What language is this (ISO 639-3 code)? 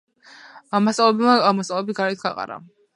kat